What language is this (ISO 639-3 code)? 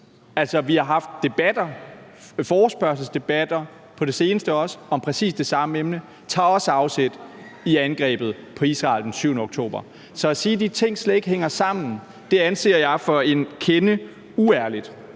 dan